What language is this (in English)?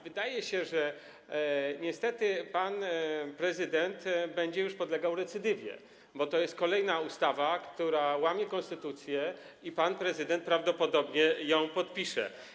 Polish